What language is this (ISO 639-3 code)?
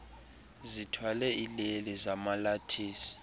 xho